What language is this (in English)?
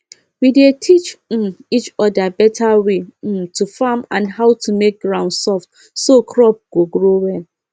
Nigerian Pidgin